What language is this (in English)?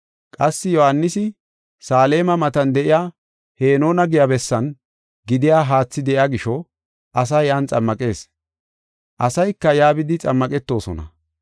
Gofa